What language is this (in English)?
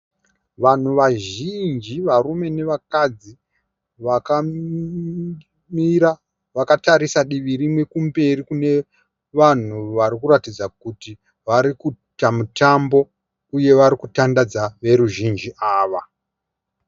Shona